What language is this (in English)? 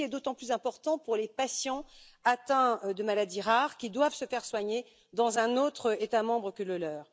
French